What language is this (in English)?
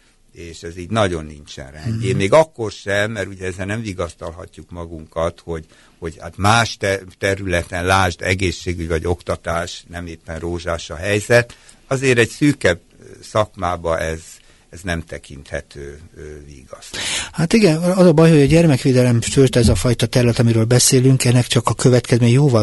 Hungarian